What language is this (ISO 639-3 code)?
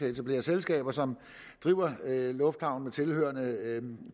dan